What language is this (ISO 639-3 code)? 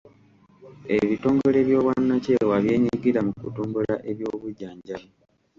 lug